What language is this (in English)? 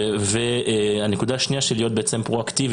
Hebrew